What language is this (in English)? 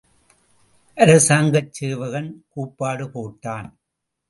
Tamil